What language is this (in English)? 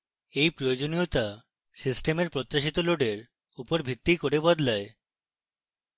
Bangla